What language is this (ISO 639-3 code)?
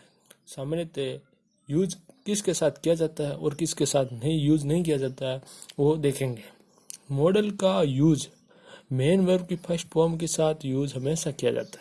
hin